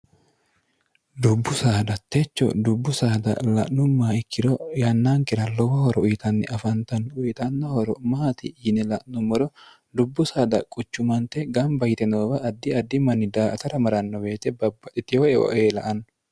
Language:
Sidamo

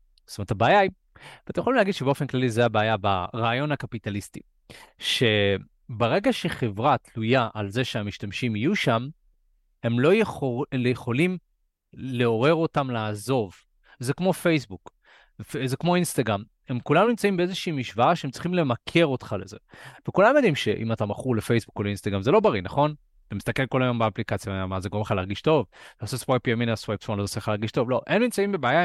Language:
Hebrew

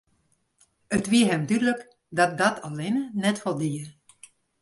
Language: Western Frisian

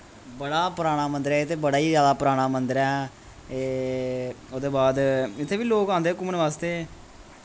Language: Dogri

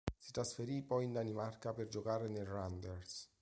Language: Italian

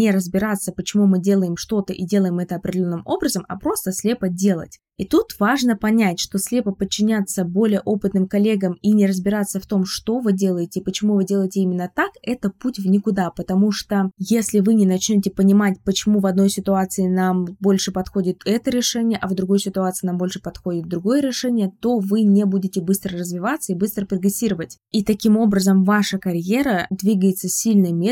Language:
Russian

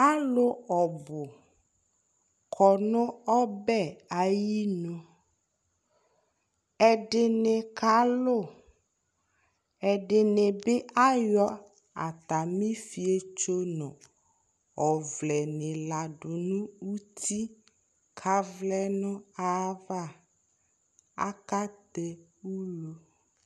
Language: Ikposo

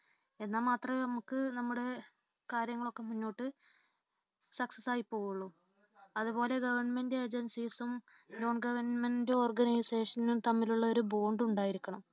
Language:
Malayalam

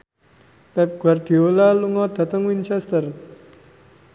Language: Javanese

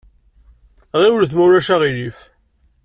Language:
Kabyle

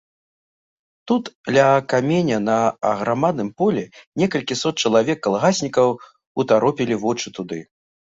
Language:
Belarusian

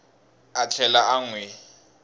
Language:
Tsonga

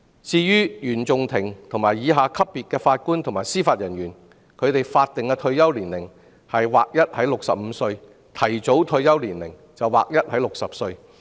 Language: Cantonese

